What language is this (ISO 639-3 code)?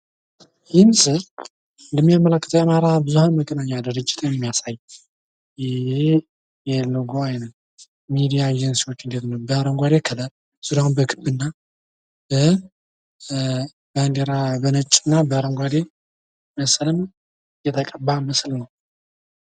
amh